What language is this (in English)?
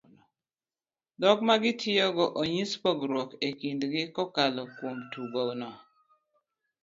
Luo (Kenya and Tanzania)